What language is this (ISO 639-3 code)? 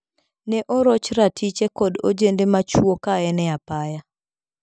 luo